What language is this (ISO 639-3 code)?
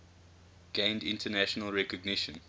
eng